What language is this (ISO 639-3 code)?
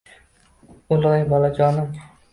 uzb